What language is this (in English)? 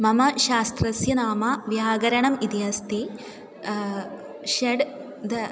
Sanskrit